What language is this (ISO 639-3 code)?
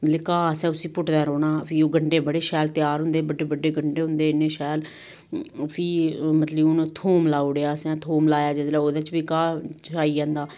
doi